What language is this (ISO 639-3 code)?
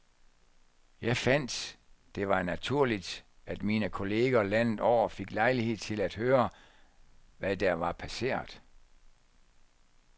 dan